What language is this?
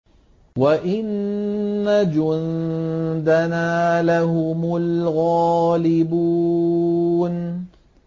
Arabic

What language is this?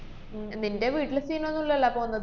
Malayalam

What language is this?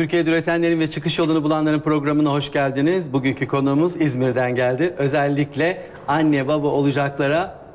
Turkish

